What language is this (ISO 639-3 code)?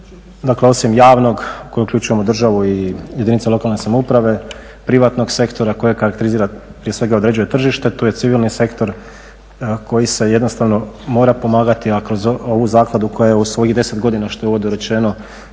hrv